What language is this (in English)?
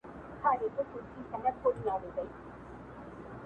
Pashto